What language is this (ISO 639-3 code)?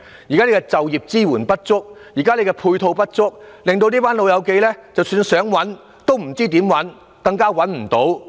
yue